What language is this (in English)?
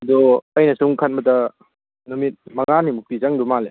Manipuri